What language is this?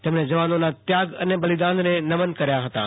Gujarati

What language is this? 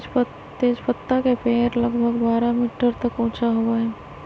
Magahi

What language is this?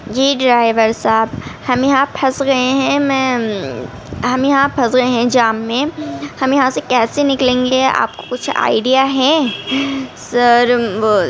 Urdu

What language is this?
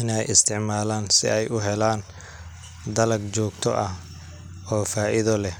Somali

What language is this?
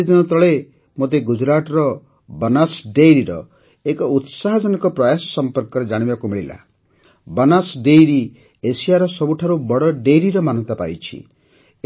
Odia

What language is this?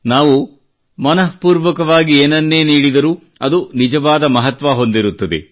Kannada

